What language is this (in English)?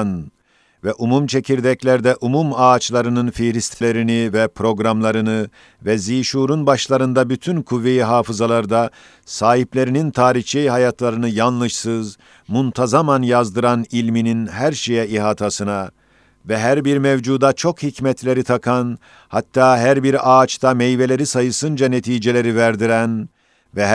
Turkish